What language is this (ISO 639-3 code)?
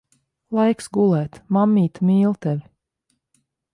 lav